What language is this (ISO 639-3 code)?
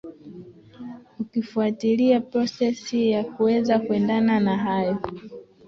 swa